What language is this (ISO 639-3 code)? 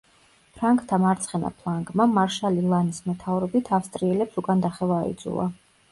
kat